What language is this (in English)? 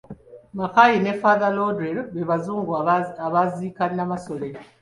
Ganda